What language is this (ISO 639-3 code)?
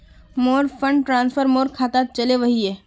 mag